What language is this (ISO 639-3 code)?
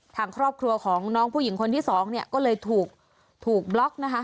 tha